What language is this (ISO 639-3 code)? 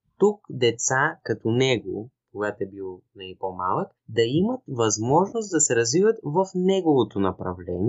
bul